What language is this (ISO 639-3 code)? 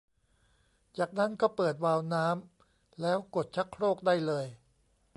tha